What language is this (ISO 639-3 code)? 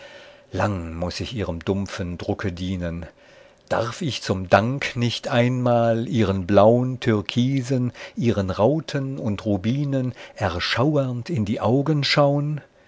deu